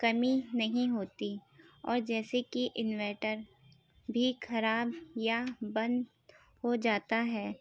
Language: Urdu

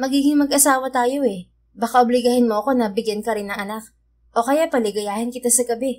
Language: Filipino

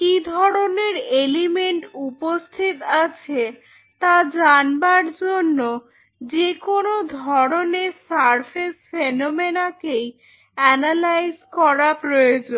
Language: Bangla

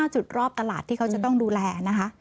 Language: Thai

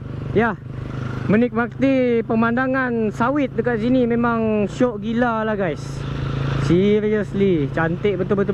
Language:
Malay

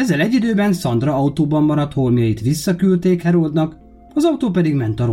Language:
Hungarian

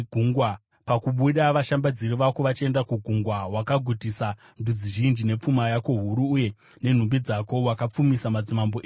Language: Shona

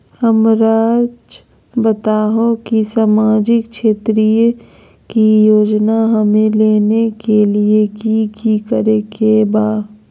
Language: Magahi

